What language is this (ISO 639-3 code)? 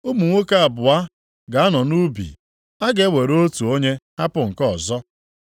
ibo